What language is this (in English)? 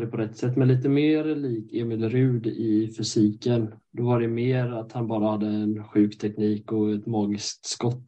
Swedish